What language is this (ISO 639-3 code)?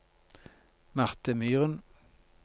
nor